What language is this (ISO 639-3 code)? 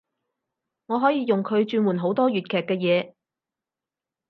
yue